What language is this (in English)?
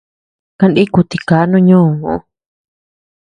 Tepeuxila Cuicatec